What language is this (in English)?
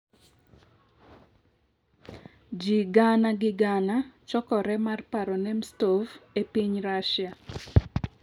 Luo (Kenya and Tanzania)